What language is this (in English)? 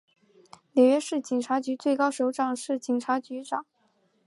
Chinese